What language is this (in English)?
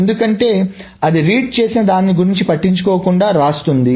Telugu